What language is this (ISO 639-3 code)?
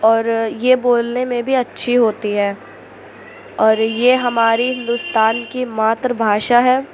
urd